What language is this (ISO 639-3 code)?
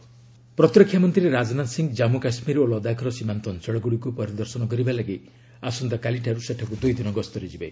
ori